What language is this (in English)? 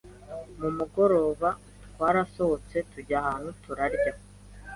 Kinyarwanda